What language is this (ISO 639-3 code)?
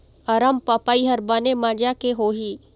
hne